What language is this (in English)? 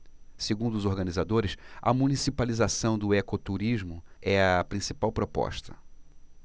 Portuguese